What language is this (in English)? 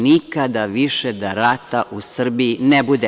Serbian